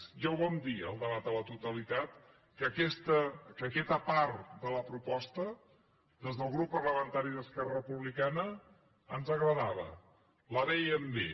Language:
Catalan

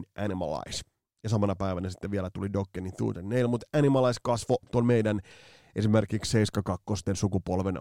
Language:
Finnish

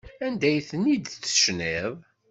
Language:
Kabyle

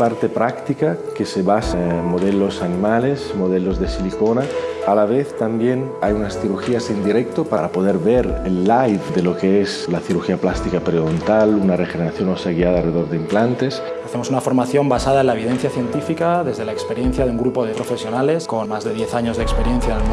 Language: Spanish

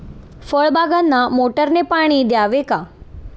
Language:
Marathi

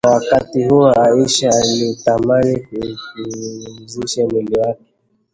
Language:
Swahili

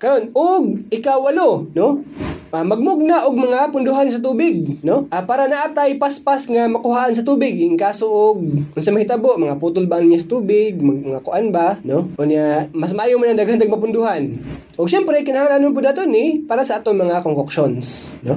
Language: Filipino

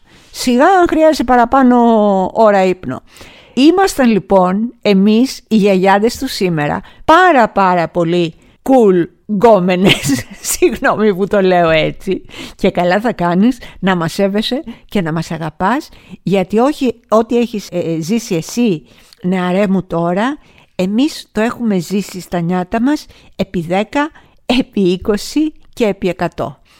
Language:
Greek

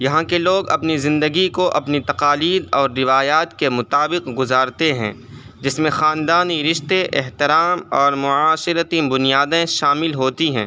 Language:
Urdu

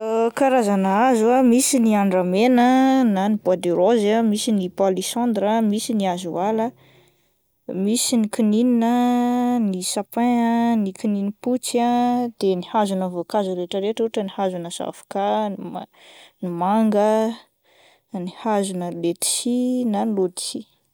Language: Malagasy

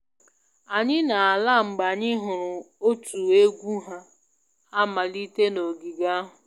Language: Igbo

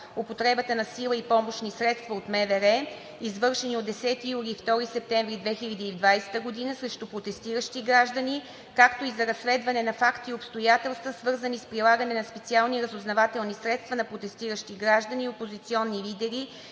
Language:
Bulgarian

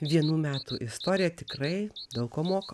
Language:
Lithuanian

